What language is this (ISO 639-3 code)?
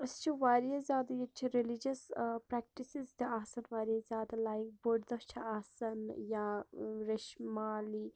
kas